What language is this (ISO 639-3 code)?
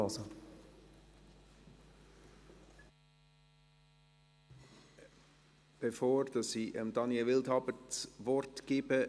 gsw